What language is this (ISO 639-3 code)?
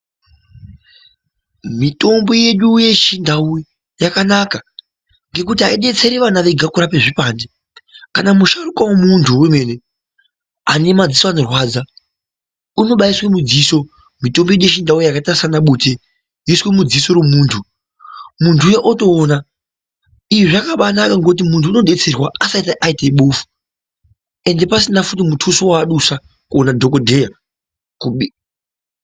ndc